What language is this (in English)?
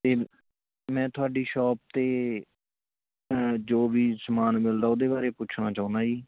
Punjabi